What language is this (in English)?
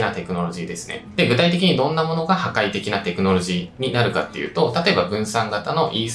Japanese